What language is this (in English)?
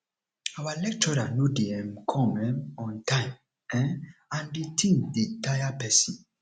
Nigerian Pidgin